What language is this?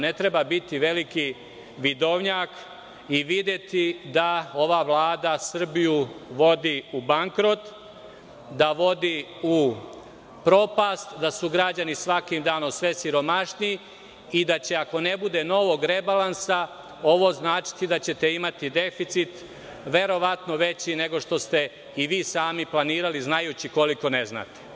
Serbian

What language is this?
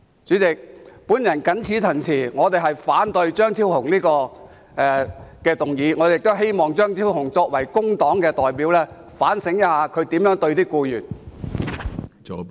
Cantonese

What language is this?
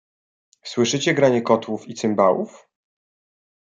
Polish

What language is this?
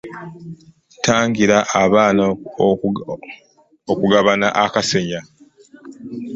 Ganda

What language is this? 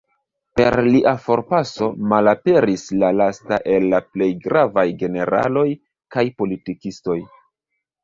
Esperanto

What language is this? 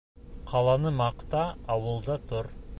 Bashkir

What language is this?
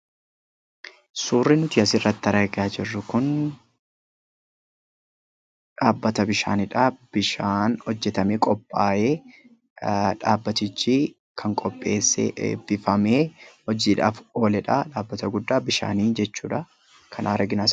Oromo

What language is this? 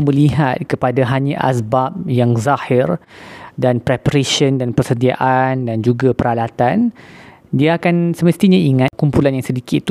Malay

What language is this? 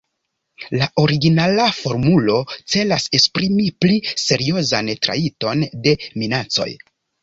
Esperanto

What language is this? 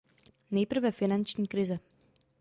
Czech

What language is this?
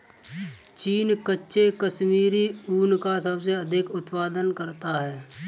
Hindi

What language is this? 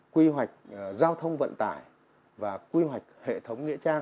Vietnamese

